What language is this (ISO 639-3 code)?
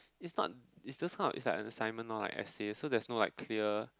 eng